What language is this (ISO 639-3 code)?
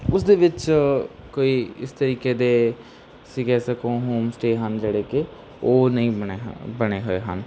pan